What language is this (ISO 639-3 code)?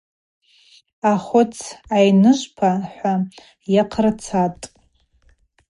abq